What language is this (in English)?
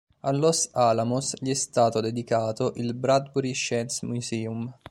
Italian